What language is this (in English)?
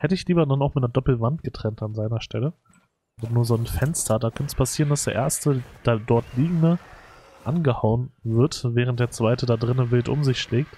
German